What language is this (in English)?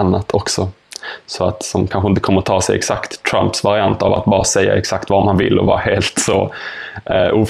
Swedish